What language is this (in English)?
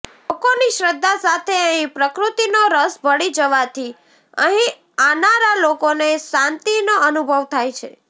Gujarati